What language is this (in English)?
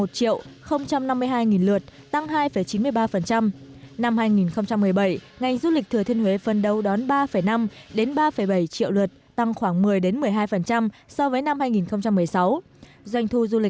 Vietnamese